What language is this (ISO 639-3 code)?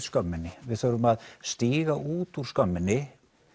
isl